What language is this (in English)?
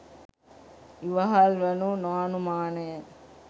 Sinhala